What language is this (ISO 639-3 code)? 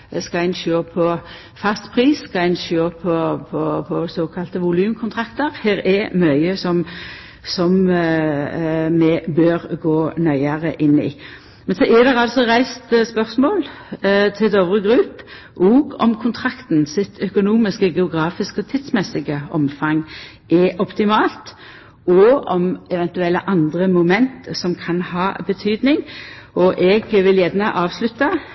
nno